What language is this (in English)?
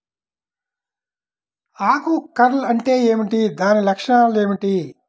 Telugu